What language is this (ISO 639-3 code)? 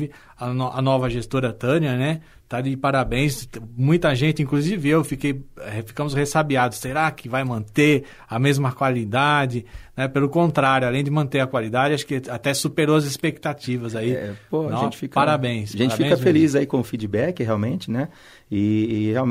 por